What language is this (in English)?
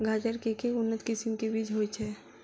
Maithili